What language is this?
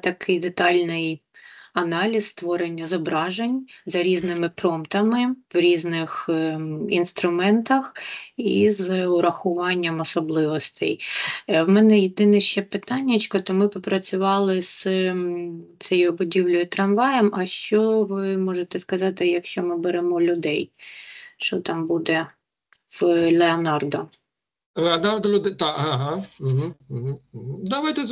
Ukrainian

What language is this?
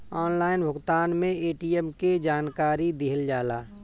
Bhojpuri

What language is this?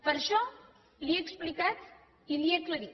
Catalan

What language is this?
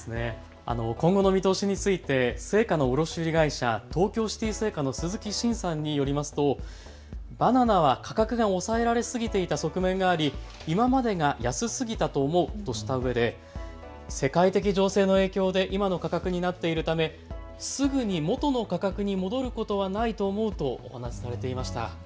Japanese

